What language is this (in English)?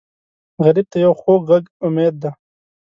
Pashto